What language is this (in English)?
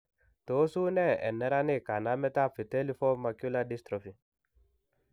Kalenjin